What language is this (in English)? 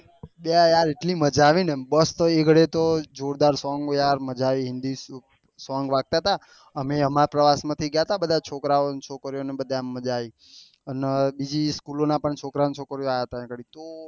Gujarati